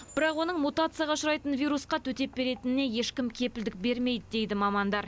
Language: Kazakh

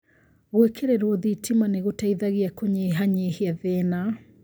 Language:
Kikuyu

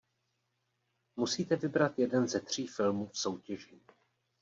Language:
Czech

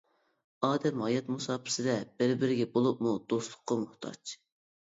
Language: Uyghur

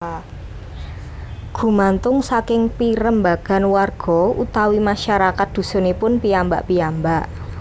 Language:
Javanese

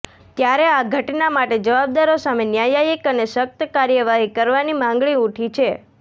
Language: Gujarati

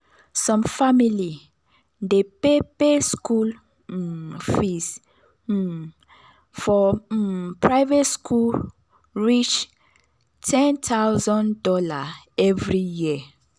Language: Nigerian Pidgin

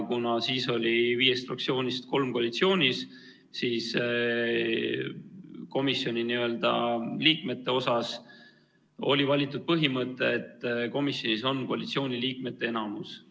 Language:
Estonian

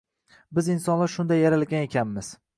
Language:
Uzbek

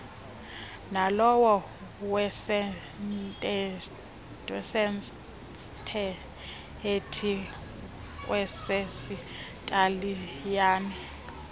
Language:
Xhosa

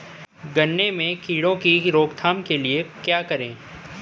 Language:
Hindi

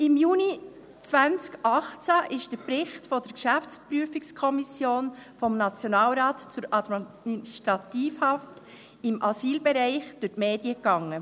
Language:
Swiss German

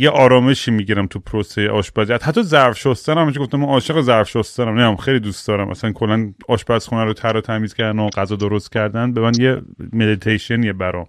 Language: Persian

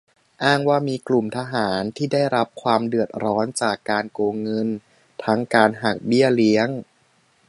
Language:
Thai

